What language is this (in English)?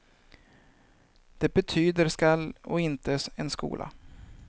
Swedish